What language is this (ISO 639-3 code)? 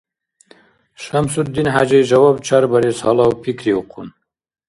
dar